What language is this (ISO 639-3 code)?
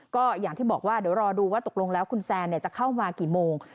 tha